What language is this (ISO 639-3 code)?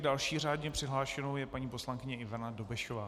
ces